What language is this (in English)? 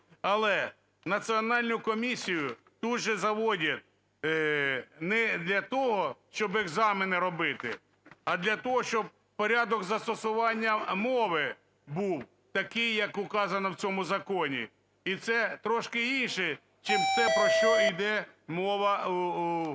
Ukrainian